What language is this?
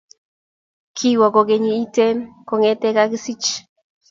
Kalenjin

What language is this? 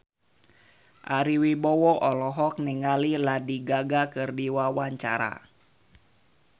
Sundanese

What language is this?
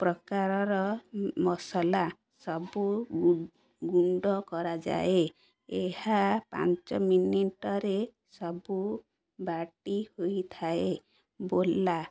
Odia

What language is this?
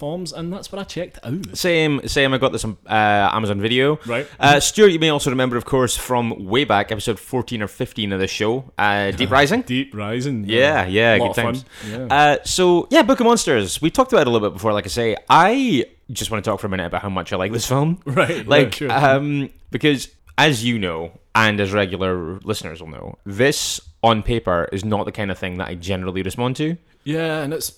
English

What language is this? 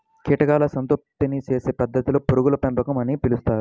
Telugu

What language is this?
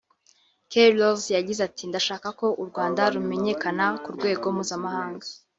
Kinyarwanda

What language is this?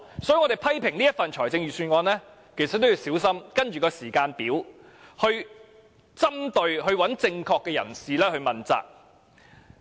Cantonese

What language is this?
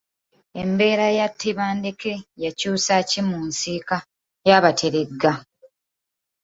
Ganda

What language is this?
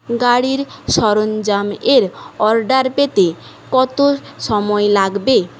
Bangla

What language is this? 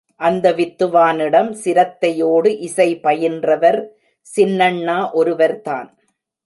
Tamil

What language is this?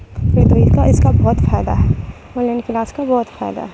Urdu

